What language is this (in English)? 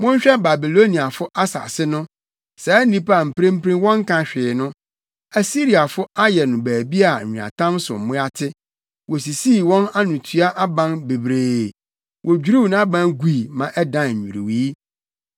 Akan